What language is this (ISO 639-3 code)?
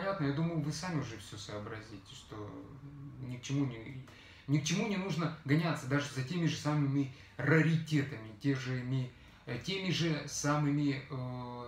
rus